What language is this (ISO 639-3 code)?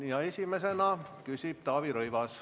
est